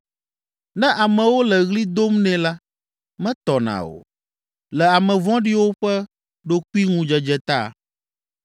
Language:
Ewe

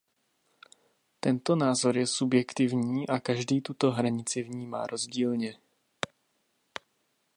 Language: Czech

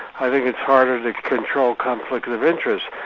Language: English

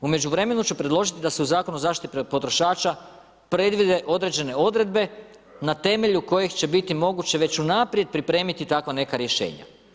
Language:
Croatian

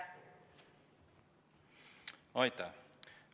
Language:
Estonian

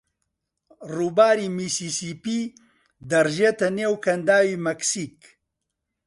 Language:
Central Kurdish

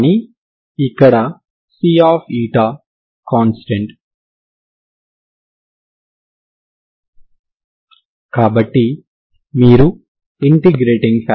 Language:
Telugu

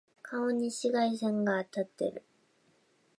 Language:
Japanese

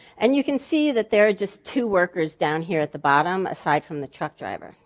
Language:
English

